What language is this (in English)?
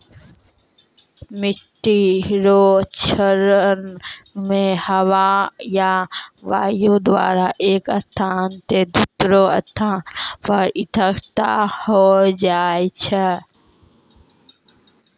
Maithili